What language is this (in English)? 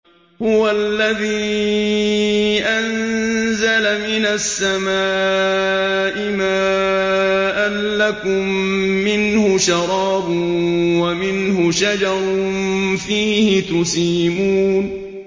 Arabic